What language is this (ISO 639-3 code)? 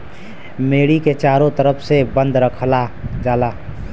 bho